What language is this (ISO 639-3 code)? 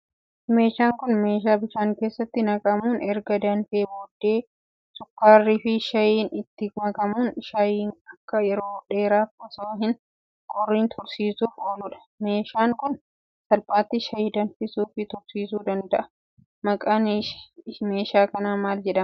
orm